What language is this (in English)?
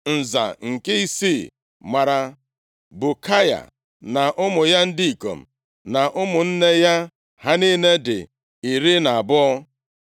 Igbo